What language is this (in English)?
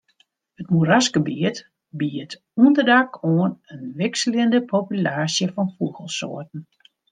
Western Frisian